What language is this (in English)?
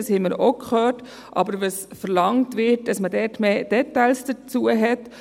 Swiss German